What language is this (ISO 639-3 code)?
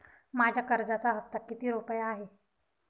mar